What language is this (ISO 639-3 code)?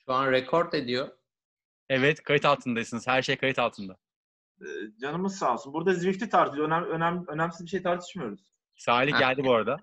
tur